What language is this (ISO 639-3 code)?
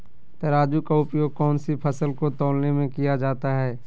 mag